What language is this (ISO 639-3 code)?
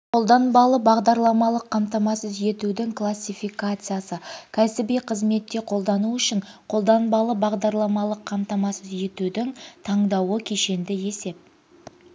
kaz